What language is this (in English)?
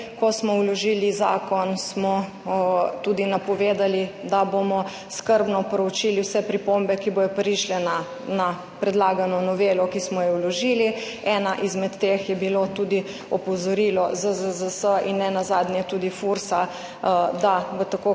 Slovenian